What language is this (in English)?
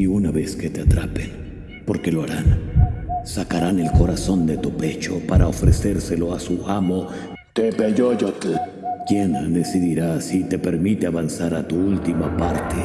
Spanish